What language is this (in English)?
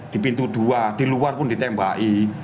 Indonesian